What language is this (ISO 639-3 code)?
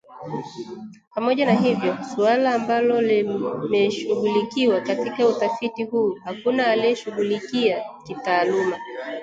swa